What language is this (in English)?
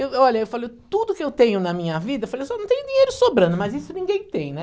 Portuguese